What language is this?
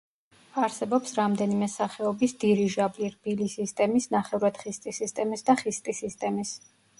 Georgian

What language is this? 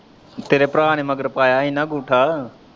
Punjabi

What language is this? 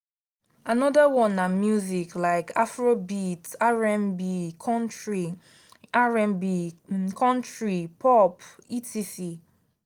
Nigerian Pidgin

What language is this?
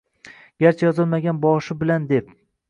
Uzbek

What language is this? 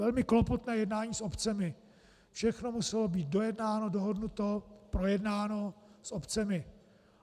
Czech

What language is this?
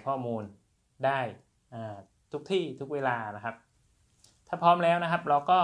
Thai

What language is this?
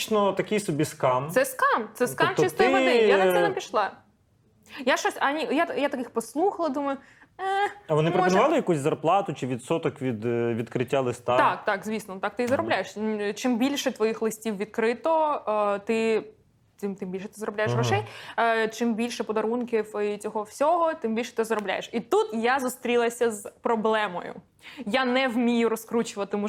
Ukrainian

